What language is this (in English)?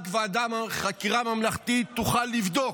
Hebrew